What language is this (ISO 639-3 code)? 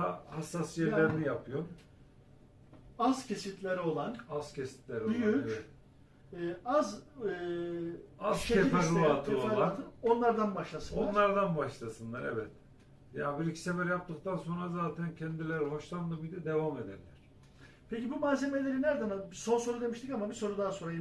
tur